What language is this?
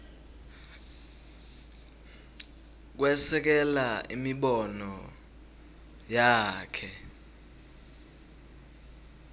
Swati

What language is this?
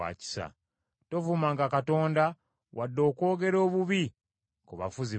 Ganda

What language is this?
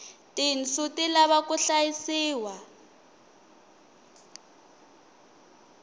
Tsonga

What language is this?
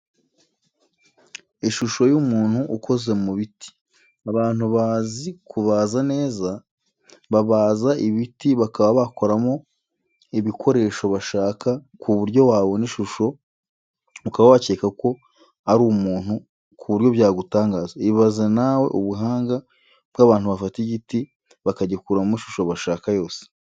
Kinyarwanda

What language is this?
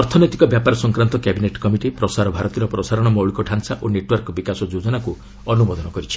Odia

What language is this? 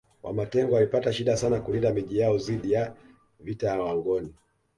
Swahili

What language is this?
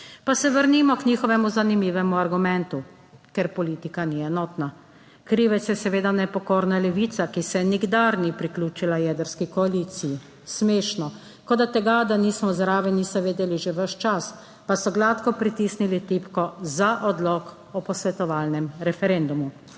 Slovenian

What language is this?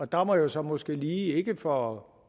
Danish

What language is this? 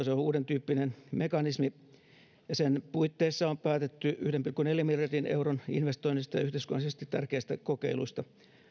Finnish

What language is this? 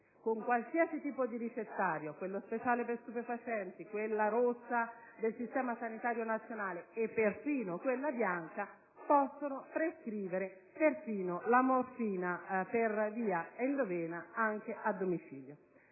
Italian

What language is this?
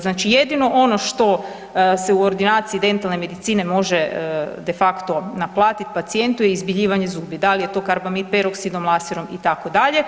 Croatian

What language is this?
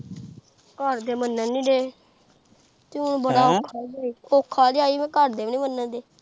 Punjabi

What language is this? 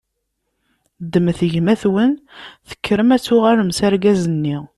Kabyle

